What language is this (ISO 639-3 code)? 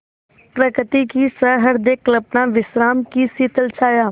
hin